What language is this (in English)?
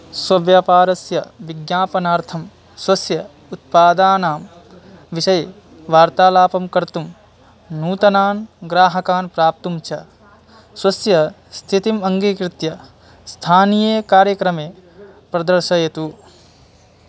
Sanskrit